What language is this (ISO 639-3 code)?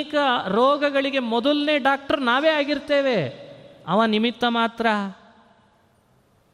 kan